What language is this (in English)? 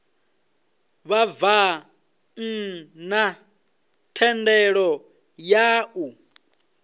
Venda